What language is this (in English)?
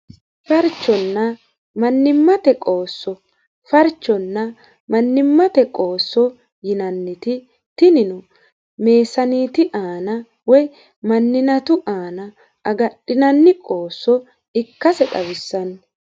Sidamo